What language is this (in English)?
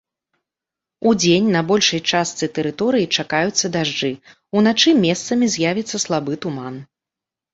Belarusian